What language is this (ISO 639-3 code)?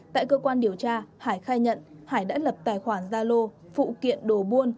vie